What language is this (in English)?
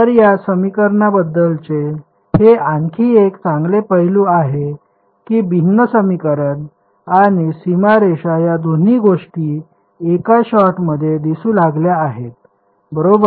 Marathi